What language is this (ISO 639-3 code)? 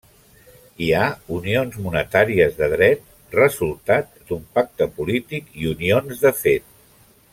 cat